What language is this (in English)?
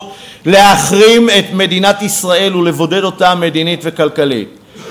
Hebrew